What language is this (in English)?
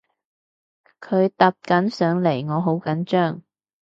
Cantonese